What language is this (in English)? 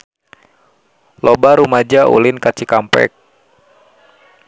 Sundanese